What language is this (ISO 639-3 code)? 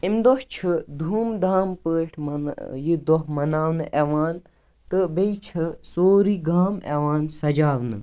kas